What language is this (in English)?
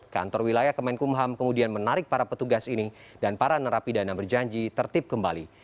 Indonesian